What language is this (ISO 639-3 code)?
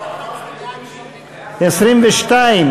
heb